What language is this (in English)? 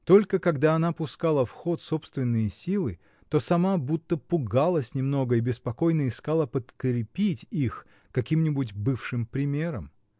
Russian